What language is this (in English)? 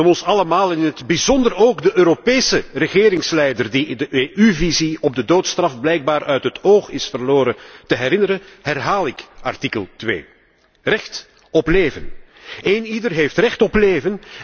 Dutch